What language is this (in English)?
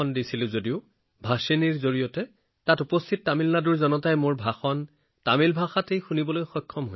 Assamese